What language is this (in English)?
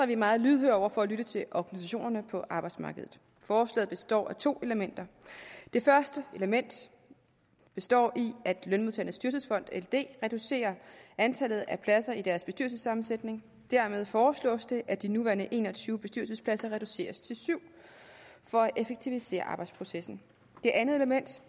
Danish